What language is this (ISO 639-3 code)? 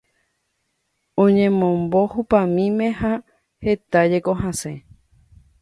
grn